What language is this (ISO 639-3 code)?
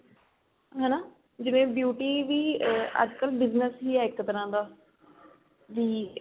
pan